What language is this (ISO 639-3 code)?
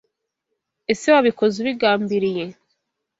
kin